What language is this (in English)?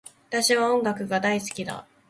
Japanese